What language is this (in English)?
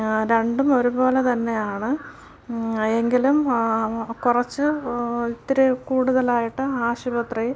Malayalam